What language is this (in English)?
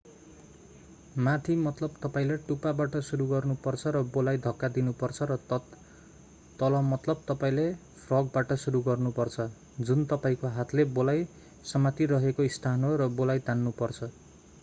Nepali